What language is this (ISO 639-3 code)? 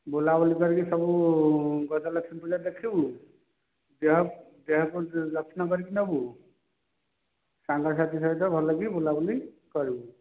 ori